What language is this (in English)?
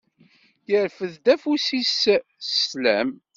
Kabyle